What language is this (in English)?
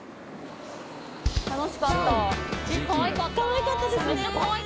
Japanese